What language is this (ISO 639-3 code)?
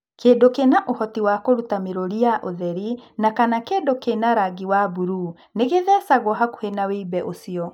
kik